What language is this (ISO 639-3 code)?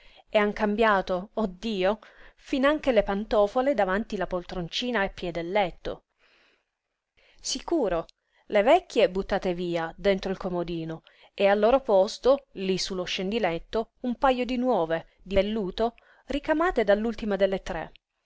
ita